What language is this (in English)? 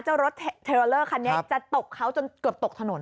Thai